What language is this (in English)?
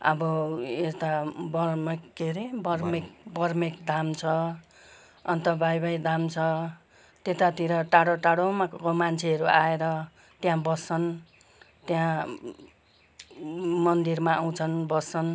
Nepali